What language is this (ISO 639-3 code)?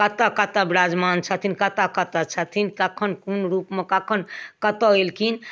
mai